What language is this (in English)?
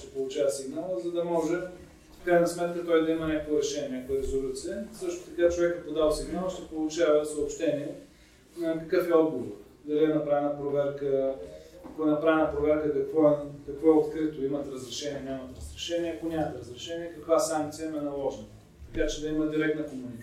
Bulgarian